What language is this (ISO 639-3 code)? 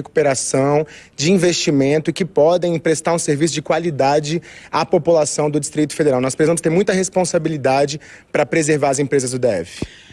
por